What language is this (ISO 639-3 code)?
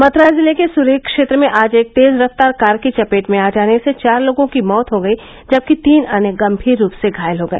hin